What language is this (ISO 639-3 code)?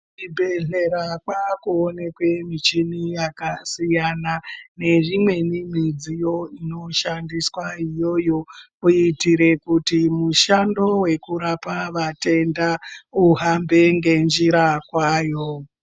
ndc